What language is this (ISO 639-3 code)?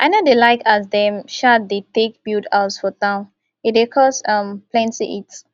pcm